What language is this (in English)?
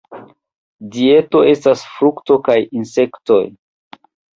Esperanto